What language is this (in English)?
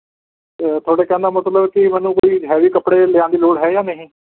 Punjabi